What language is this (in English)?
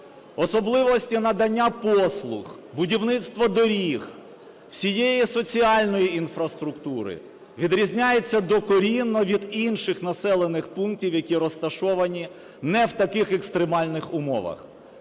Ukrainian